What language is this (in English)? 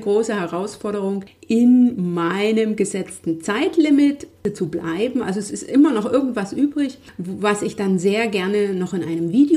German